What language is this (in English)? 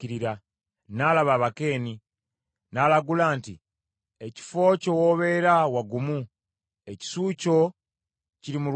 Ganda